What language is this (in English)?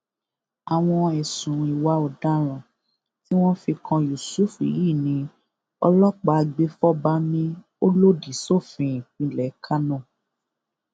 Yoruba